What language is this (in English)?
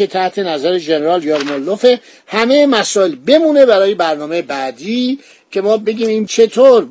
Persian